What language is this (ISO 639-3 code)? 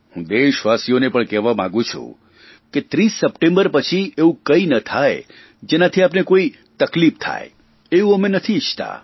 guj